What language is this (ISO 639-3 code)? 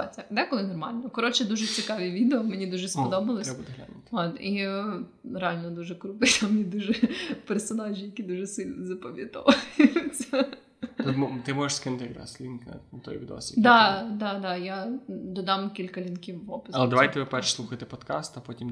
ukr